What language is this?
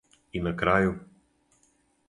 Serbian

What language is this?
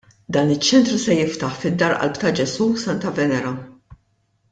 Maltese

